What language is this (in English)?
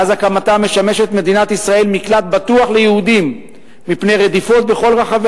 Hebrew